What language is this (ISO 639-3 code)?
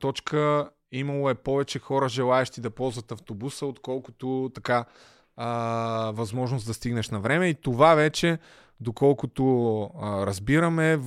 bul